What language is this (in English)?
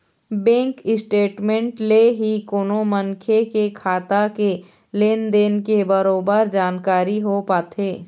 Chhattisgarhi